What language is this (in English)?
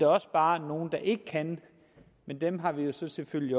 Danish